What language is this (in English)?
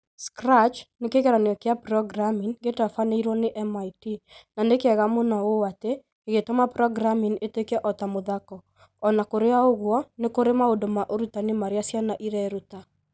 Kikuyu